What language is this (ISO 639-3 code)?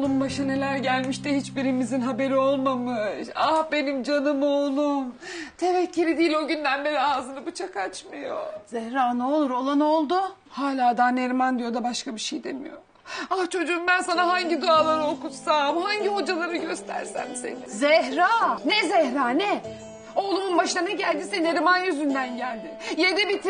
tur